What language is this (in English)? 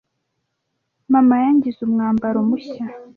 Kinyarwanda